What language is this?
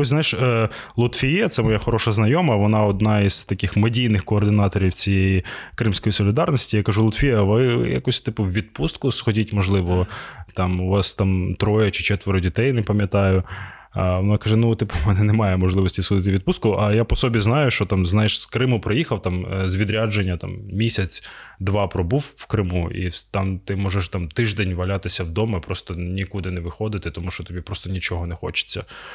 Ukrainian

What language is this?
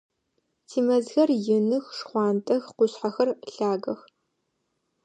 Adyghe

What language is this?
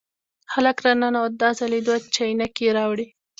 Pashto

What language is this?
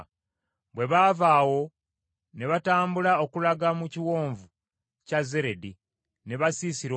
Ganda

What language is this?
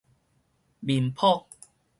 Min Nan Chinese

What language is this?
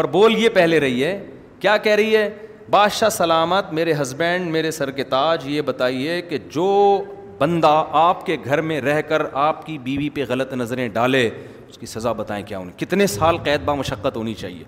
Urdu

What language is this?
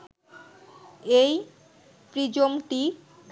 Bangla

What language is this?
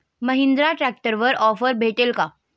Marathi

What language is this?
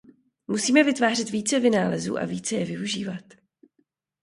Czech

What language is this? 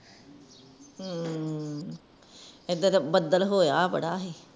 Punjabi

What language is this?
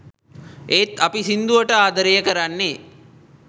Sinhala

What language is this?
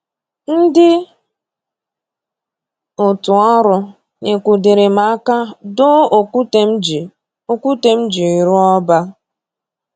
Igbo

